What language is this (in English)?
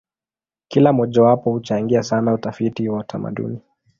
Swahili